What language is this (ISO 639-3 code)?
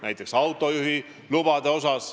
est